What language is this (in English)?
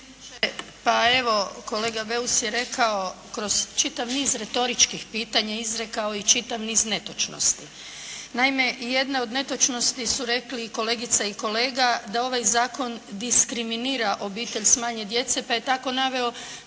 Croatian